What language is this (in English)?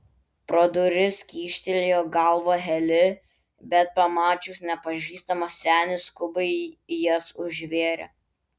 Lithuanian